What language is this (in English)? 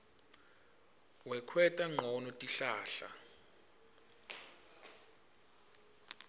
Swati